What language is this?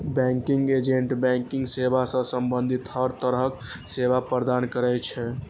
Maithili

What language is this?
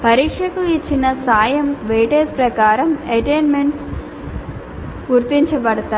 Telugu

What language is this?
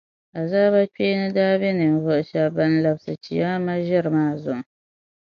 Dagbani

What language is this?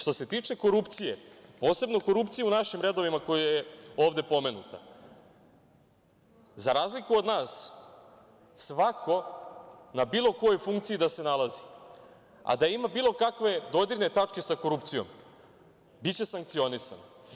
Serbian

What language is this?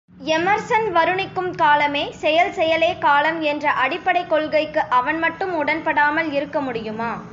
Tamil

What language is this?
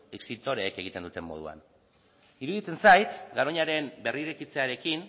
Basque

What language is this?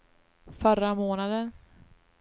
Swedish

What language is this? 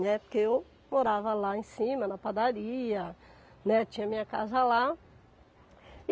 Portuguese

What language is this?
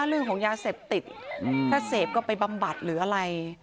Thai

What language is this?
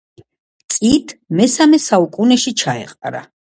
Georgian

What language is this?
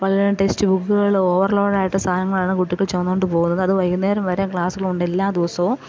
Malayalam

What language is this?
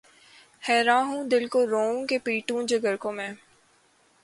Urdu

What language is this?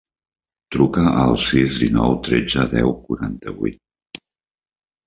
Catalan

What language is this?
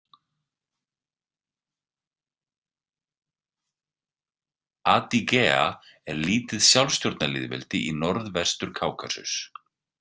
Icelandic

